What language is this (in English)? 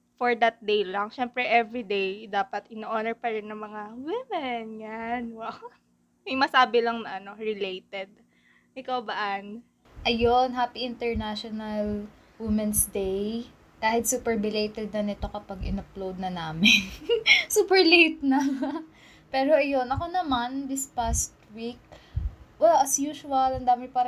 Filipino